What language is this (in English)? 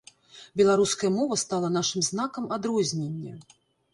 Belarusian